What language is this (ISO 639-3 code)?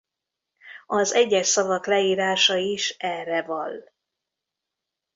hun